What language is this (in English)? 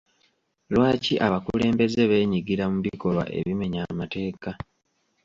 Ganda